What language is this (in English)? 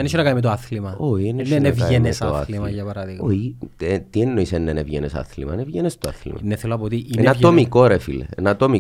Greek